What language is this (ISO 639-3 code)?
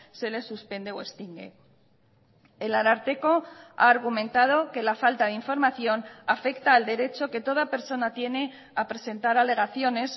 spa